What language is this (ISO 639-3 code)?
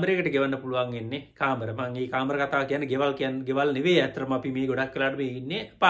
ind